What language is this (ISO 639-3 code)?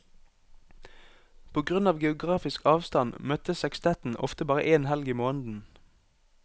nor